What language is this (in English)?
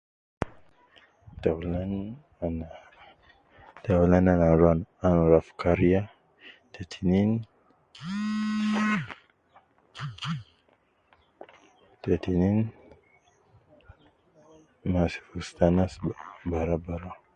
Nubi